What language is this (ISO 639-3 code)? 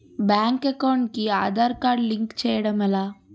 tel